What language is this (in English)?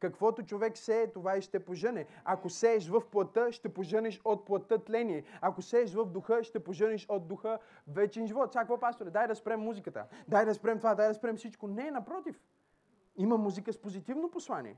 Bulgarian